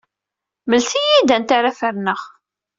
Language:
Kabyle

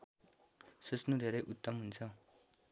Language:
Nepali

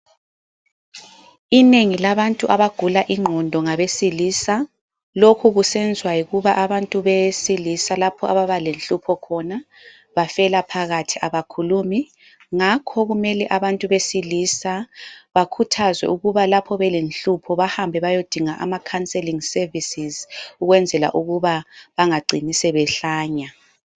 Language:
North Ndebele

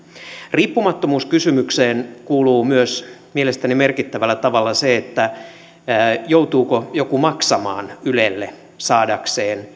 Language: Finnish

